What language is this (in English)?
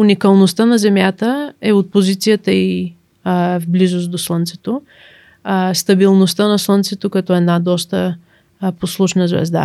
Bulgarian